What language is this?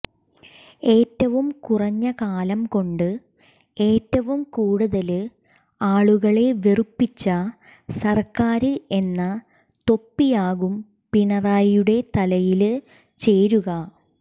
Malayalam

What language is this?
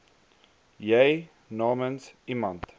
Afrikaans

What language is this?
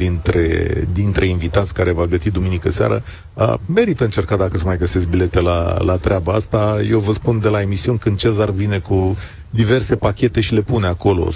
Romanian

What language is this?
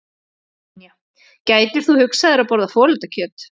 Icelandic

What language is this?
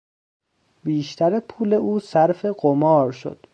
Persian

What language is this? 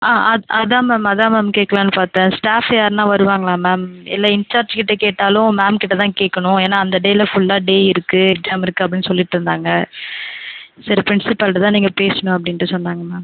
Tamil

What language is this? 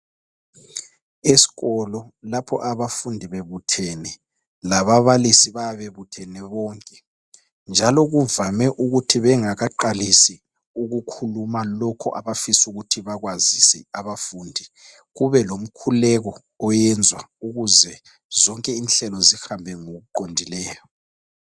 North Ndebele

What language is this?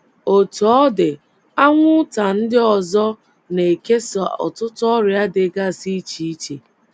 Igbo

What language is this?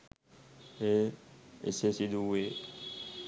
Sinhala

